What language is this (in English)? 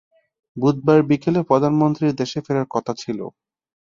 Bangla